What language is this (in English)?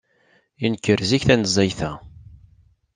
Kabyle